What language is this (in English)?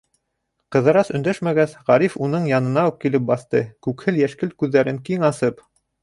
Bashkir